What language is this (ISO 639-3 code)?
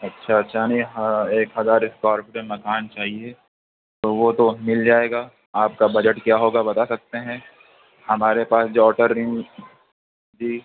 urd